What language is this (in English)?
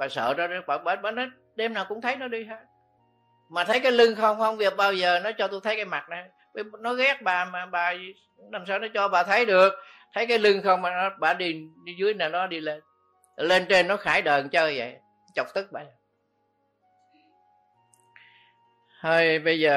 Vietnamese